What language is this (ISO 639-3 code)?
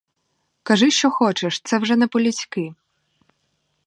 ukr